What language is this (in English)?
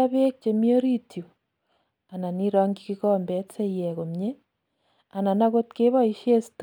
Kalenjin